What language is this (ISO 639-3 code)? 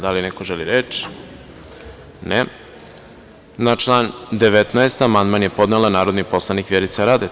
srp